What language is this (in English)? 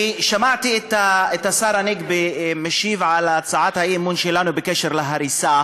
Hebrew